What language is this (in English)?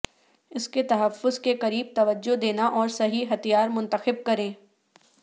Urdu